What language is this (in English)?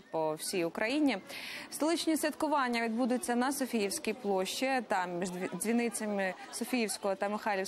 Ukrainian